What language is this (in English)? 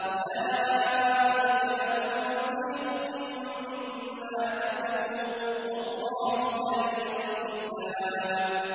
Arabic